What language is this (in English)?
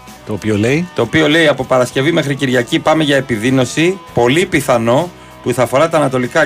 Greek